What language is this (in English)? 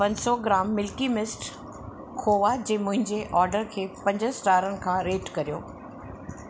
Sindhi